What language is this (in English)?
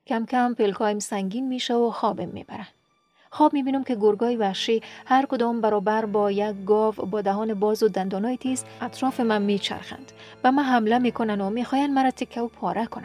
Persian